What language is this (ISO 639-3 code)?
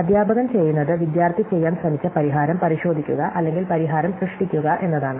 mal